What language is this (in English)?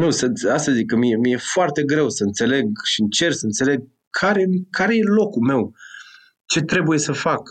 Romanian